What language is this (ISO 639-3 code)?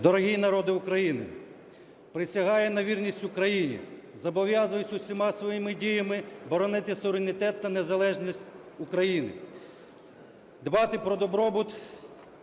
ukr